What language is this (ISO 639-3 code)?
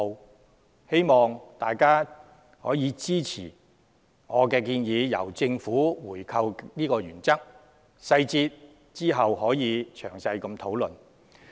yue